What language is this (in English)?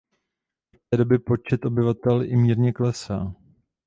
Czech